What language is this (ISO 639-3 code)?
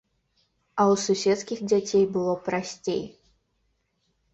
bel